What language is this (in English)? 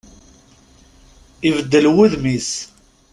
Kabyle